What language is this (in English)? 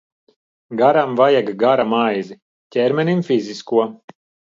Latvian